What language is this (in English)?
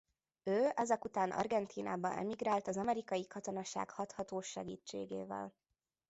Hungarian